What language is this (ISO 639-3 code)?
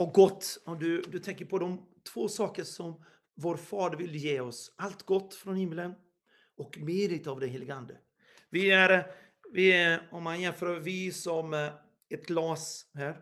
swe